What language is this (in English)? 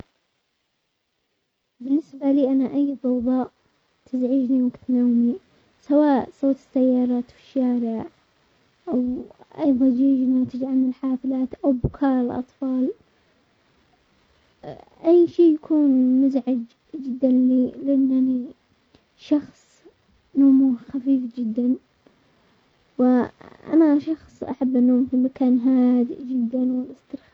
Omani Arabic